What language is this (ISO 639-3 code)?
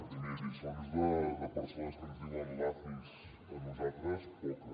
cat